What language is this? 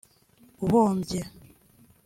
Kinyarwanda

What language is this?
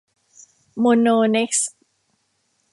Thai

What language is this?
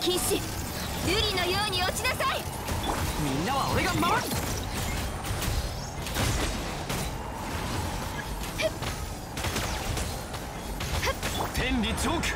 Japanese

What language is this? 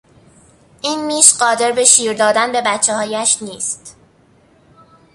Persian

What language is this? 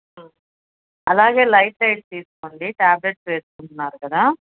Telugu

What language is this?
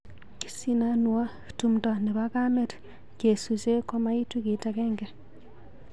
Kalenjin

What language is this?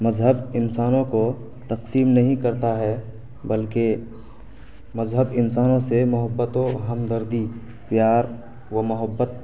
Urdu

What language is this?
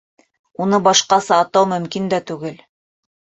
Bashkir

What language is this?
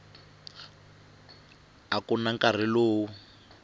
Tsonga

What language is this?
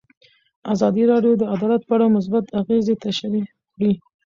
Pashto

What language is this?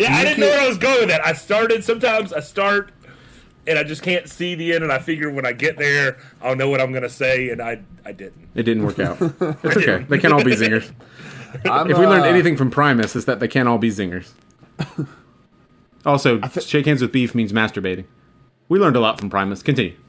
English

